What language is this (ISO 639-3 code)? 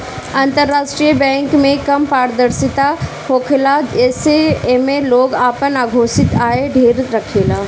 bho